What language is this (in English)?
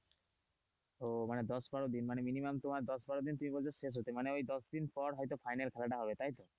Bangla